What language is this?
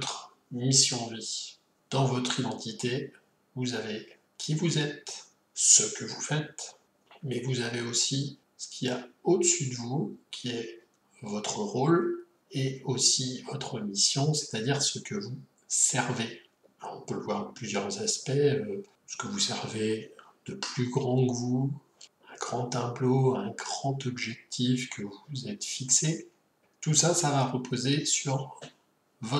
French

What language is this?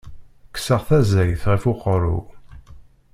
Kabyle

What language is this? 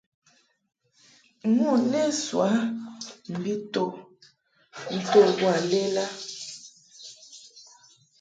Mungaka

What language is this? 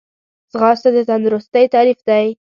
Pashto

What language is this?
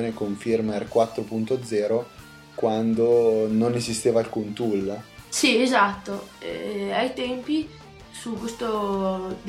Italian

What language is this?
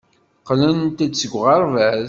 Kabyle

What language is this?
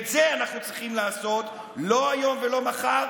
Hebrew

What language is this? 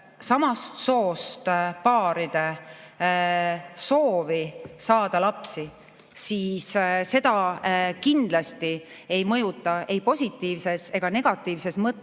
Estonian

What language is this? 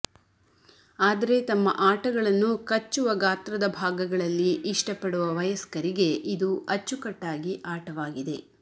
Kannada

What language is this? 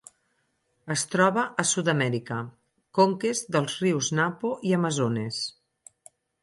Catalan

